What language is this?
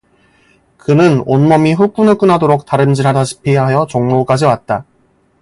Korean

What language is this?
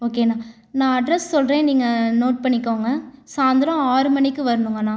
Tamil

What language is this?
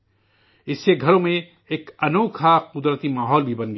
Urdu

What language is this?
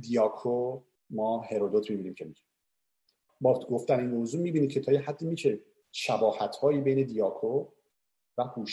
Persian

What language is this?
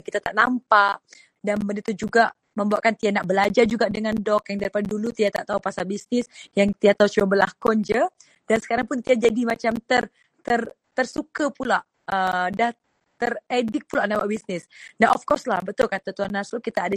Malay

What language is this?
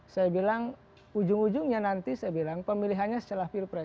Indonesian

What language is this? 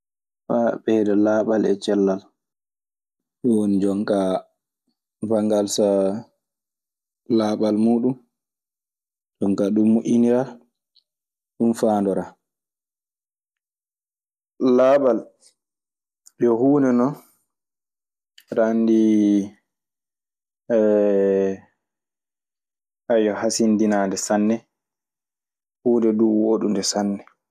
Maasina Fulfulde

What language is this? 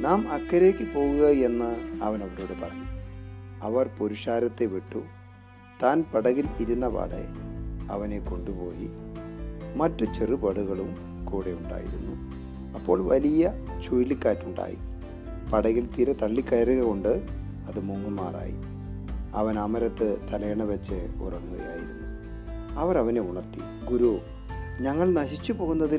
Malayalam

